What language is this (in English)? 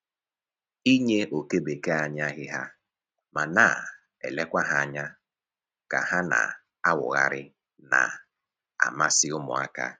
Igbo